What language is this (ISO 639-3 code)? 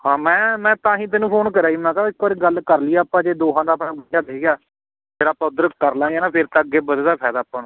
pan